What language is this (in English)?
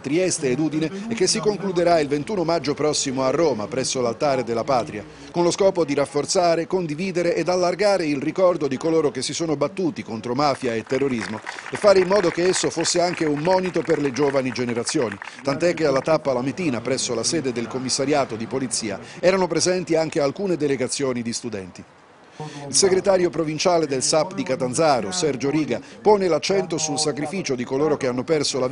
Italian